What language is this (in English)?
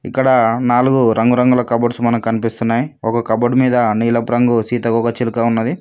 Telugu